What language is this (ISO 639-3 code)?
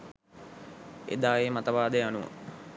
sin